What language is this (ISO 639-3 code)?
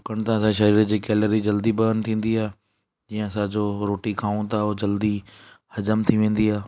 snd